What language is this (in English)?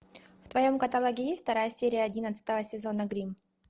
Russian